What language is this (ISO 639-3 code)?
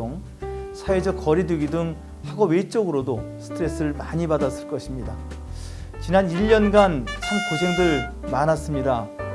kor